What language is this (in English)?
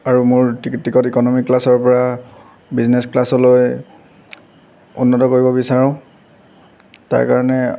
Assamese